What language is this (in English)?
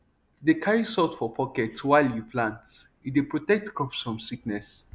Nigerian Pidgin